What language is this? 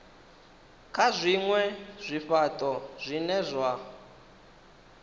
Venda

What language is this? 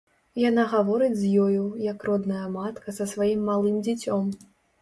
Belarusian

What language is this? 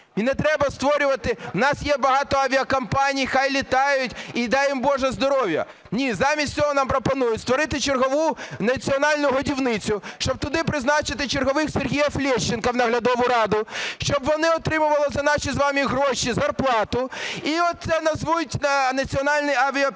Ukrainian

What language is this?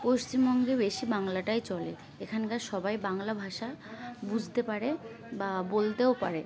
Bangla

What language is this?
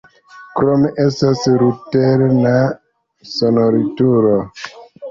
Esperanto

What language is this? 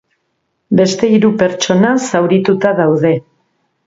Basque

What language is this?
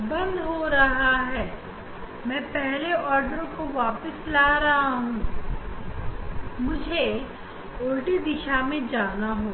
Hindi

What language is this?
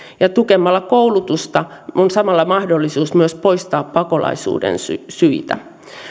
Finnish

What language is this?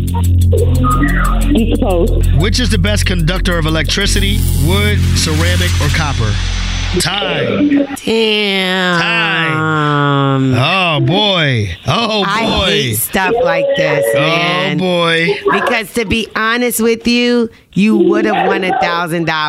English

